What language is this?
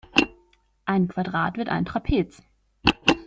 German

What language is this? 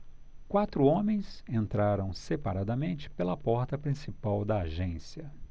Portuguese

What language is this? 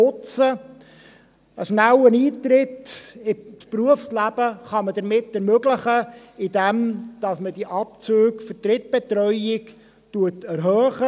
Swiss German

